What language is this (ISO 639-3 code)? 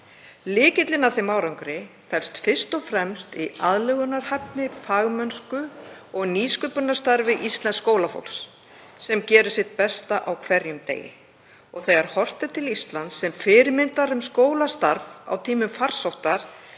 isl